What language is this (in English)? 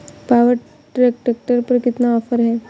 Hindi